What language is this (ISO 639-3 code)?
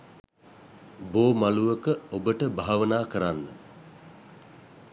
sin